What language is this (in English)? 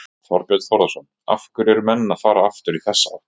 Icelandic